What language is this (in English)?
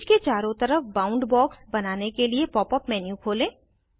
Hindi